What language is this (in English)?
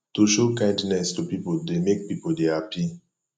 Nigerian Pidgin